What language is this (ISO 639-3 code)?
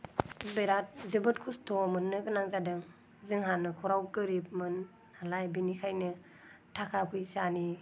brx